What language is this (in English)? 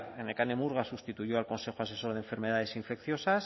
Spanish